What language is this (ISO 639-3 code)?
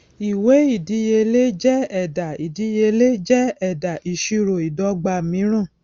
yor